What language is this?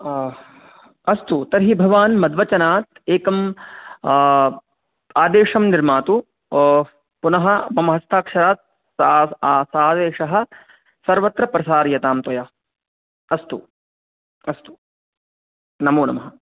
Sanskrit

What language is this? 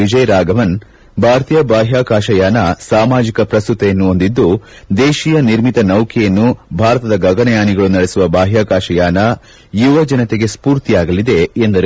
Kannada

